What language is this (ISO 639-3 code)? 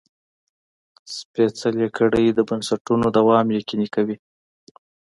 pus